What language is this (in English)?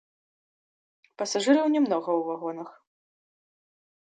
Belarusian